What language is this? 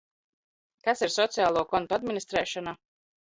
Latvian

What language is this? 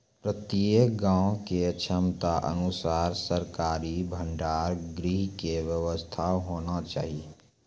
Maithili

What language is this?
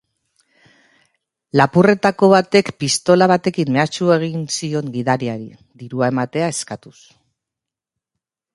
Basque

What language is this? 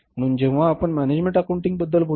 Marathi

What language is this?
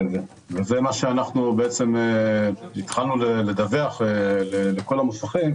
Hebrew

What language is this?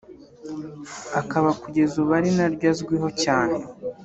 Kinyarwanda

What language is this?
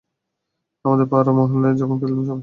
Bangla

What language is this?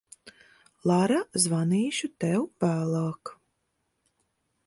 Latvian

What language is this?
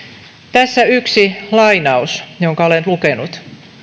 Finnish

